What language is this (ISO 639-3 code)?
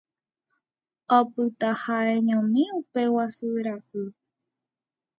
grn